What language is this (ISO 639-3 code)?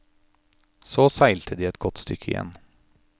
nor